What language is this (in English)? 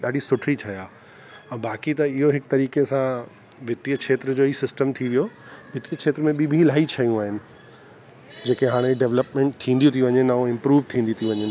Sindhi